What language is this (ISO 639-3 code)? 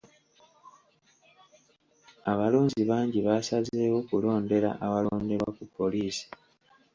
lug